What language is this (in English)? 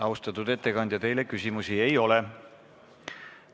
Estonian